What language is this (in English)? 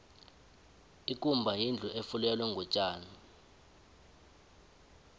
South Ndebele